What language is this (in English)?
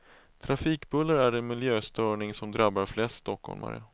Swedish